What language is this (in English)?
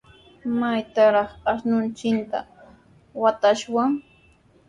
Sihuas Ancash Quechua